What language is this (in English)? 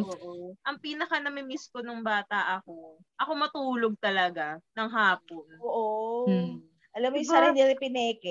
Filipino